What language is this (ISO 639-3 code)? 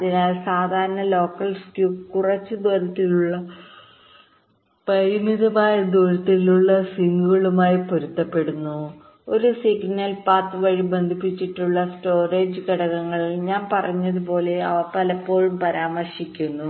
mal